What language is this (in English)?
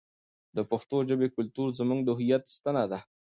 Pashto